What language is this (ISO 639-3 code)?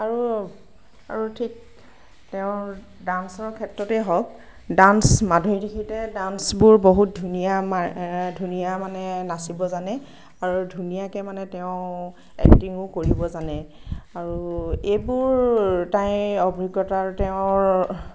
asm